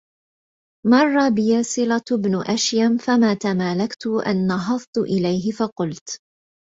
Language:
Arabic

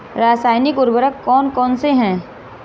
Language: Hindi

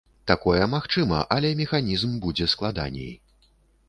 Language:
Belarusian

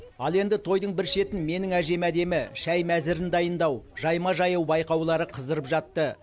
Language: Kazakh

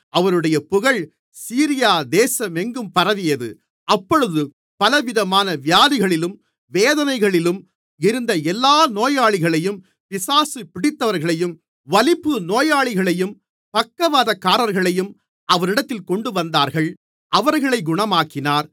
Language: Tamil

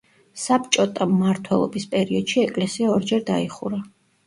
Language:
Georgian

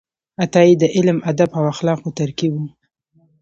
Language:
Pashto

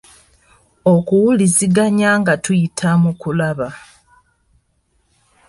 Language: Ganda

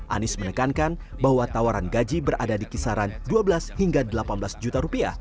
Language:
Indonesian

